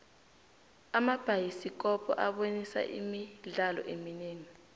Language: South Ndebele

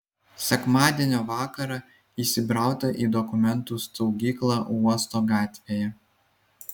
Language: Lithuanian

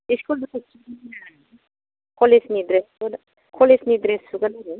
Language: Bodo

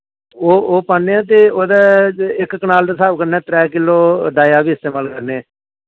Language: Dogri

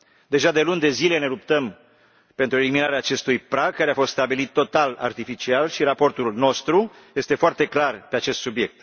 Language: Romanian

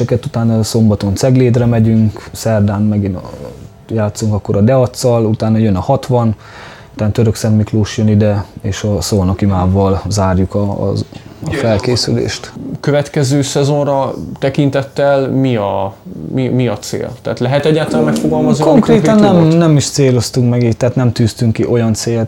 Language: Hungarian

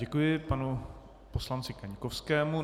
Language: Czech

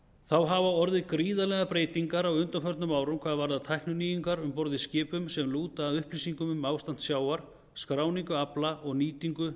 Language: Icelandic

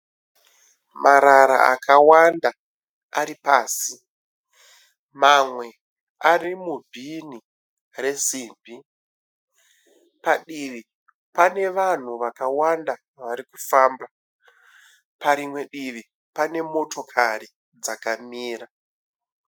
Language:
Shona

